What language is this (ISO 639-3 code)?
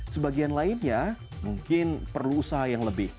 ind